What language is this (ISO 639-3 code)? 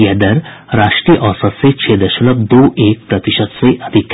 hin